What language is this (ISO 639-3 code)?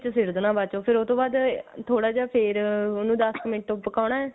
pan